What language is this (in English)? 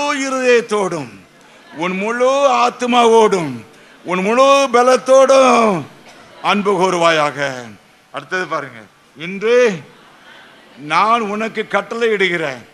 Tamil